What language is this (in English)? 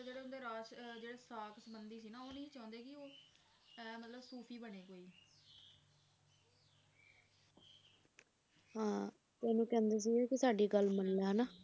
Punjabi